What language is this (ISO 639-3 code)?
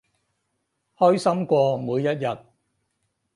yue